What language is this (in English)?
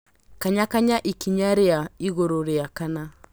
Kikuyu